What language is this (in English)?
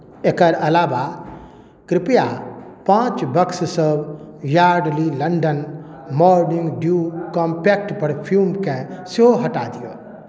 Maithili